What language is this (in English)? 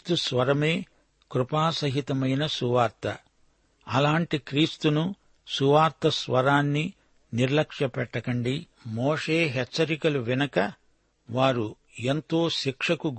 Telugu